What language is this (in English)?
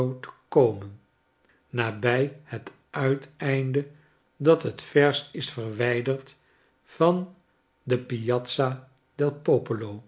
Dutch